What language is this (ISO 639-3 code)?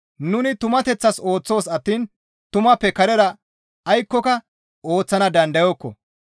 gmv